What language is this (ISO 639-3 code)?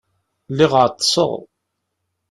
kab